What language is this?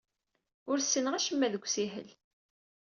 Kabyle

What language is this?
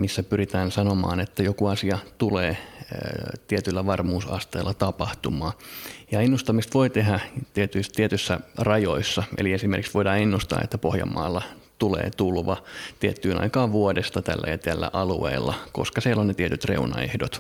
Finnish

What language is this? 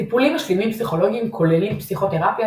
Hebrew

